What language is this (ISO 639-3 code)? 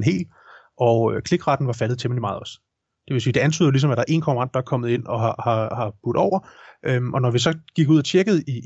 dan